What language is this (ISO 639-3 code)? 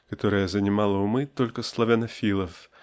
rus